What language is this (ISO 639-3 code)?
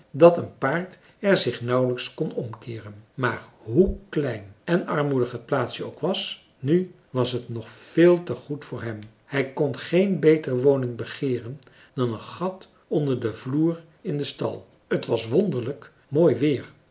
nld